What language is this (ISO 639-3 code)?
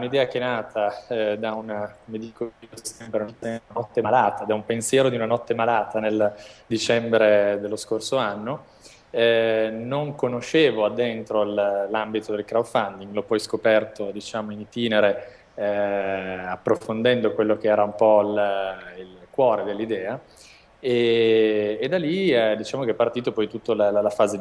ita